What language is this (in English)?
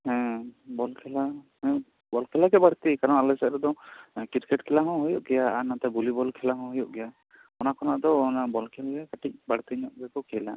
Santali